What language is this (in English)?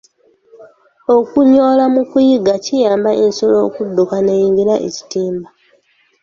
Ganda